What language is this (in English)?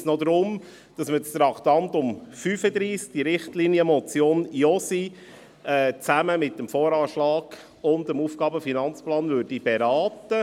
Swiss German